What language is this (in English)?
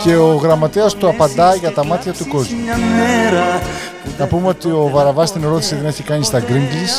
Greek